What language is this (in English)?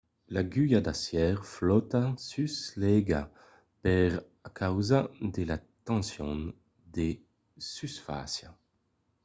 Occitan